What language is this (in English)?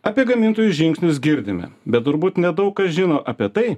Lithuanian